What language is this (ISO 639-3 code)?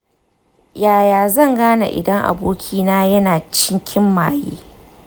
hau